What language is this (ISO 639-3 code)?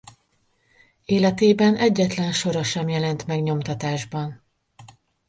hun